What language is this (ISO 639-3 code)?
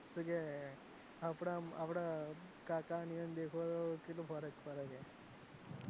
guj